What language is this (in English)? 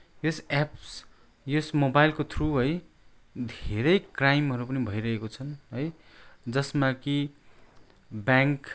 Nepali